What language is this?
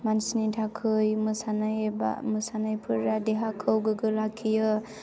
Bodo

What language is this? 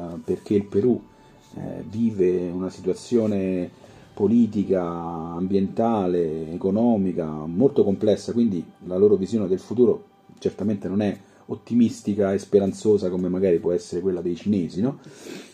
Italian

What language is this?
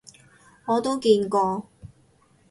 Cantonese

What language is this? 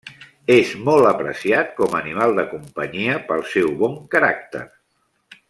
Catalan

